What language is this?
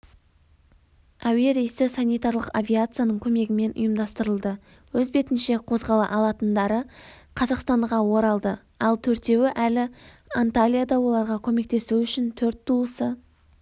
Kazakh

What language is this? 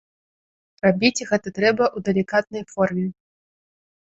Belarusian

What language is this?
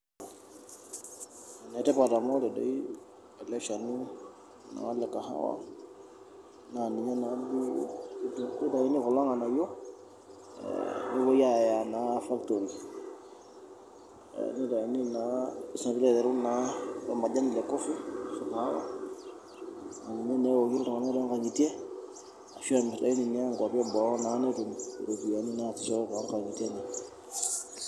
Masai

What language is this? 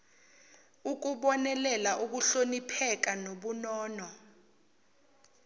Zulu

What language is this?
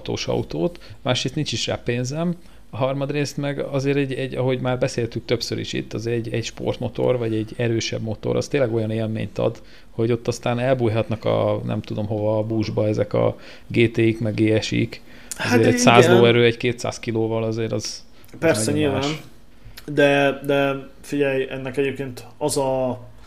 Hungarian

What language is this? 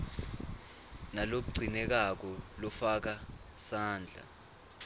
Swati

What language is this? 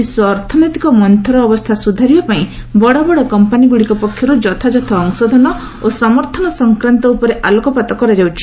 Odia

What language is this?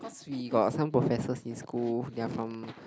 English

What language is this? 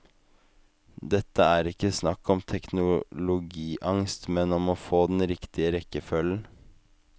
Norwegian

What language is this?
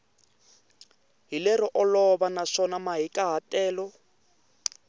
Tsonga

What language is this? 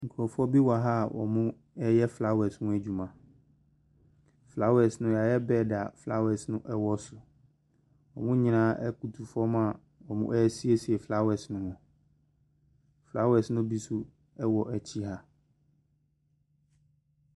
Akan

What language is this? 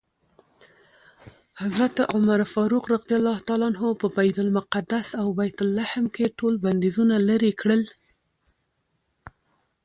Pashto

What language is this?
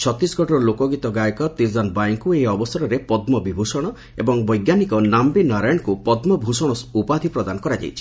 Odia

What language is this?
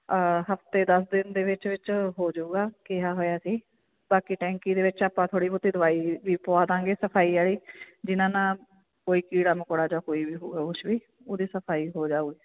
Punjabi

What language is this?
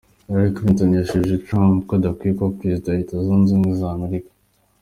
Kinyarwanda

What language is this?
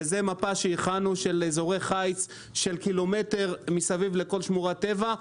Hebrew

